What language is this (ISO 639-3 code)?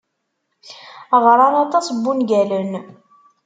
kab